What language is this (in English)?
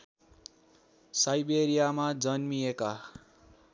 Nepali